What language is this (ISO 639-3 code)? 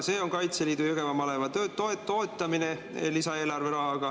est